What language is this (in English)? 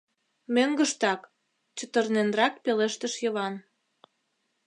Mari